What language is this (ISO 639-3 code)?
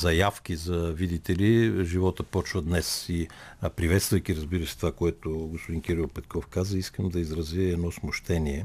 bul